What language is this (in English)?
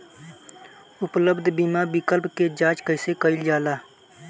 Bhojpuri